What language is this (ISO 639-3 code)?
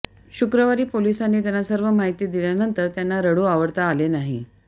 mar